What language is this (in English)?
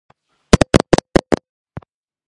Georgian